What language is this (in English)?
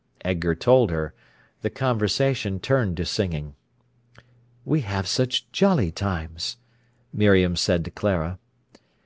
English